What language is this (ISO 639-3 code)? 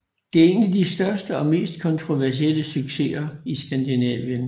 dan